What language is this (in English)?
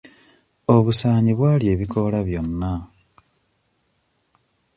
Ganda